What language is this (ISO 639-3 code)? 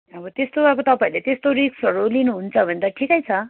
nep